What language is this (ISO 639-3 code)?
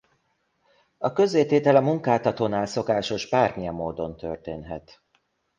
hun